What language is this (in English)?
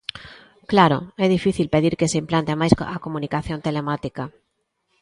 Galician